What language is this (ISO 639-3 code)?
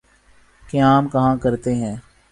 urd